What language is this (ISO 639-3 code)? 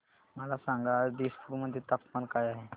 mar